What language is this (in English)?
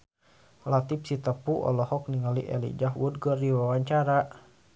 Sundanese